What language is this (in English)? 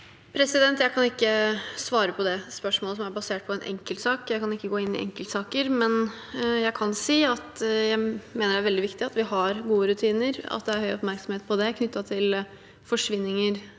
Norwegian